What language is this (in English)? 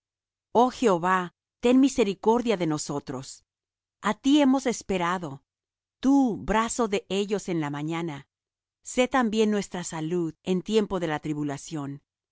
Spanish